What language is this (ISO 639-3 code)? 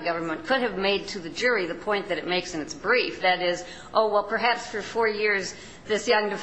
eng